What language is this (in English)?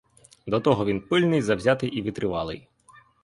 Ukrainian